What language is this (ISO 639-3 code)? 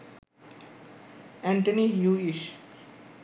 ben